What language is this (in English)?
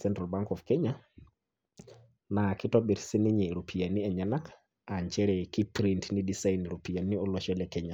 Masai